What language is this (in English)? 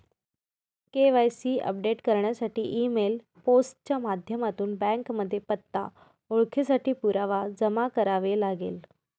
Marathi